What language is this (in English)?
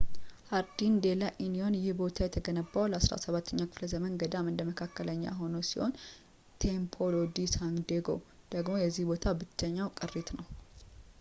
Amharic